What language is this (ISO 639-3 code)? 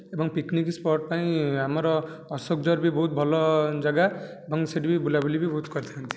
ori